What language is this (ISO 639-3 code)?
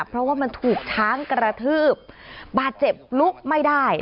tha